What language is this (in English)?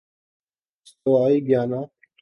Urdu